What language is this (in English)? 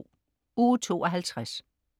Danish